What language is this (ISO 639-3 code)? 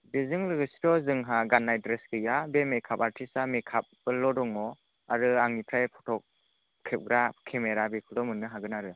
brx